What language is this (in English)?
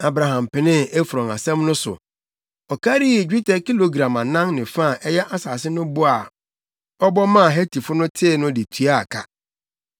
Akan